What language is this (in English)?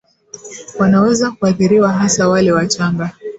Swahili